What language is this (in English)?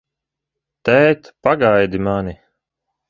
Latvian